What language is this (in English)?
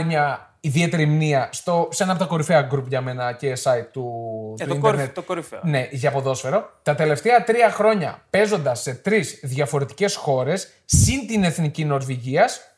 Greek